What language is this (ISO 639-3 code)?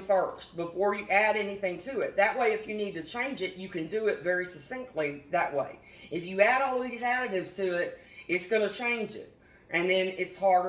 eng